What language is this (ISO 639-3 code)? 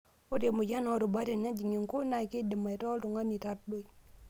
mas